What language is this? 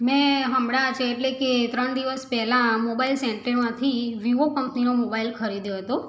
Gujarati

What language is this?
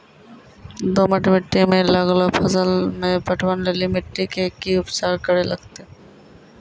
Maithili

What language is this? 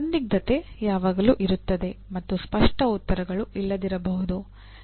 Kannada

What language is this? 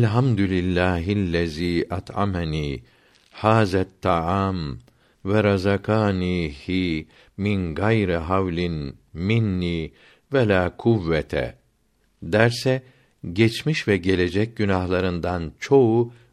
Turkish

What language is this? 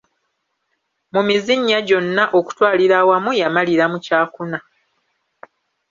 Ganda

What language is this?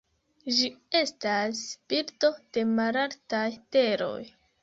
Esperanto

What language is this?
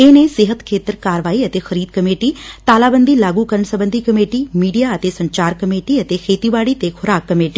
Punjabi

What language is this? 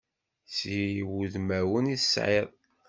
Kabyle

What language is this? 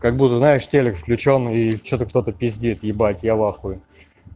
Russian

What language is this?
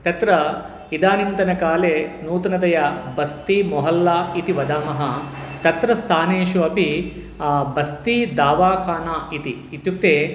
Sanskrit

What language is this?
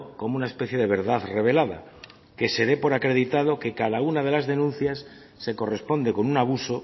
Spanish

